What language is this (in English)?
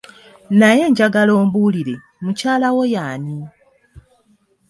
Ganda